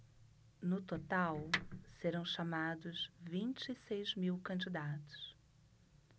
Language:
Portuguese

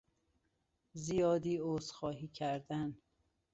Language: Persian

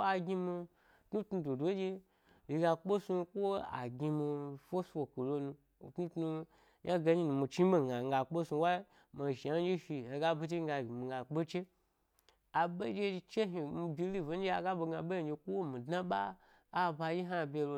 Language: Gbari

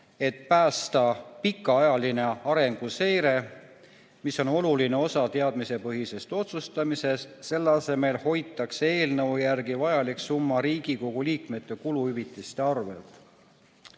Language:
Estonian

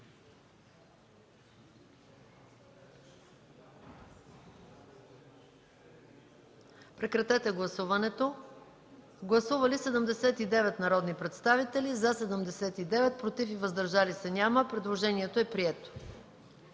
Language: Bulgarian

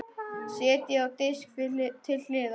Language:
Icelandic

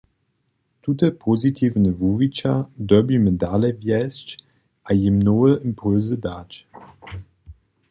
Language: Upper Sorbian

